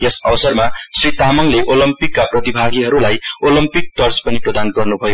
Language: Nepali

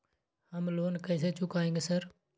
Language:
Maithili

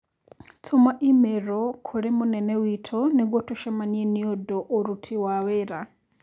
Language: Kikuyu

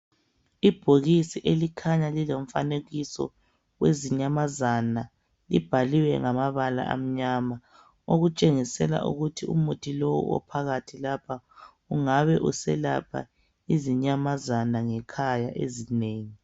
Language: North Ndebele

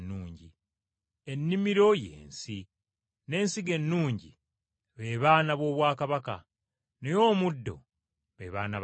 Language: Ganda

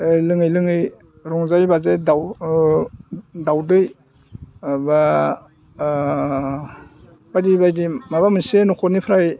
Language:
Bodo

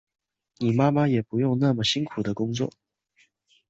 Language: Chinese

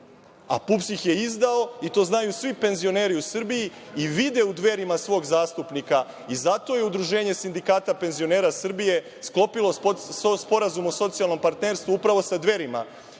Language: Serbian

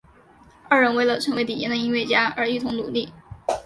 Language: Chinese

